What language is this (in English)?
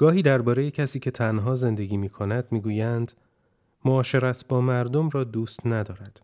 Persian